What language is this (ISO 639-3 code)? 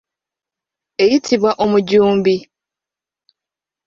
lug